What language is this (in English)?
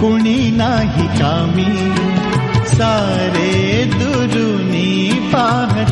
Marathi